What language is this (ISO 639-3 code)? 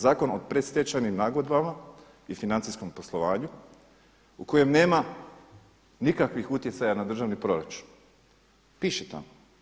hrv